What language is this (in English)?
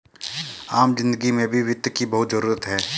Hindi